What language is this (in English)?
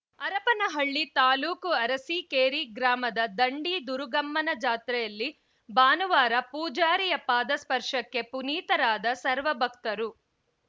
Kannada